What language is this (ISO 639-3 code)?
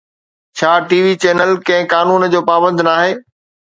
snd